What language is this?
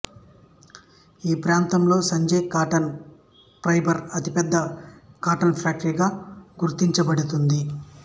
Telugu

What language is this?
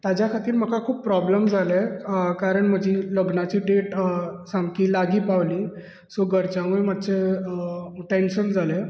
Konkani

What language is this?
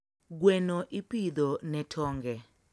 Luo (Kenya and Tanzania)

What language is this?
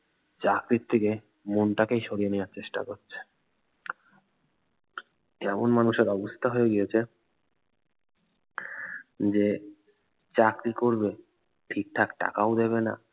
Bangla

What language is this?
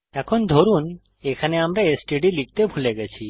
Bangla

